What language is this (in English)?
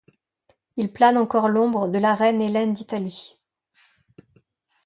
French